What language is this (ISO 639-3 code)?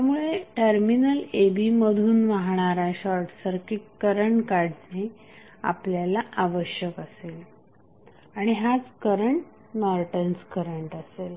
mar